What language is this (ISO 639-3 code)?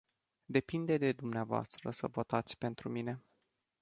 ron